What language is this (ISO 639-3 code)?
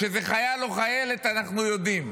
heb